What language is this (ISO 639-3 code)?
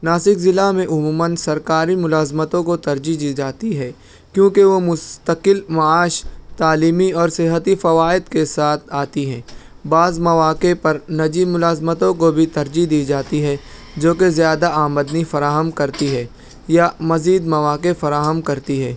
urd